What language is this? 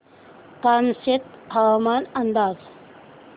Marathi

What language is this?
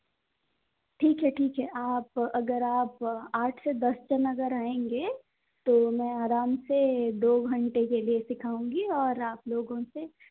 Hindi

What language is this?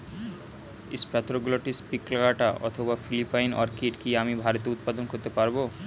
Bangla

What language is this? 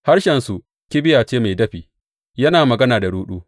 Hausa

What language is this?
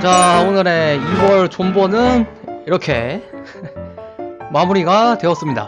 Korean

